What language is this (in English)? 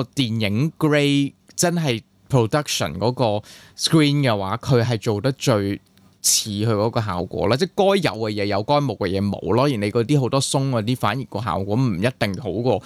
Chinese